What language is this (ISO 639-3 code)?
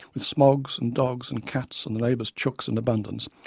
eng